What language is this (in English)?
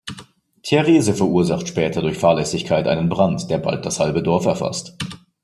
German